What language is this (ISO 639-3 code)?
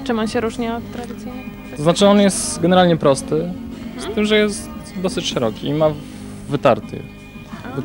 pol